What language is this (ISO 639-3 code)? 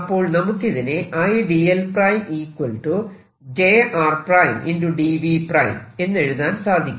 mal